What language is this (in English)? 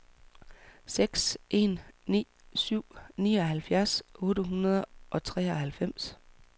Danish